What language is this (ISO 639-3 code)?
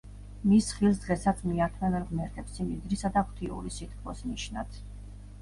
kat